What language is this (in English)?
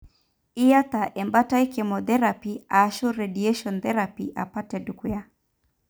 Masai